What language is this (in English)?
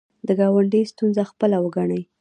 Pashto